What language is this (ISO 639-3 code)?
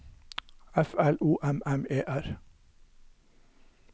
nor